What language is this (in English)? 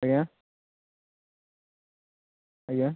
Odia